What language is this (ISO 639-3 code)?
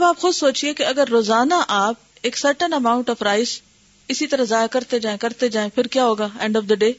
urd